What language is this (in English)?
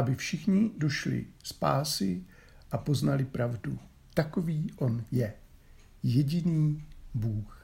Czech